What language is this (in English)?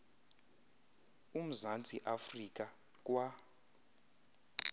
Xhosa